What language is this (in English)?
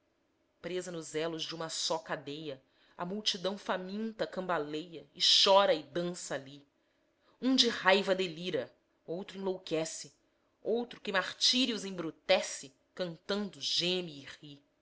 Portuguese